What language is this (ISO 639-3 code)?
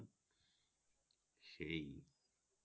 ben